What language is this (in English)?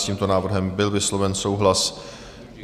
Czech